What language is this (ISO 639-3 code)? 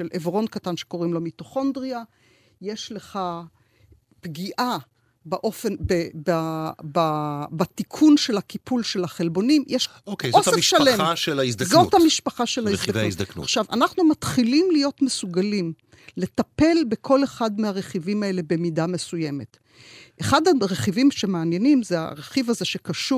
heb